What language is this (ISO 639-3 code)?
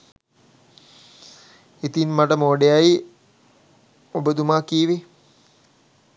sin